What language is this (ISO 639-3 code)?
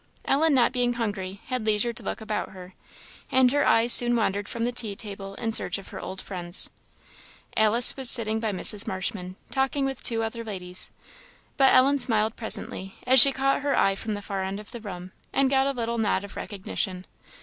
eng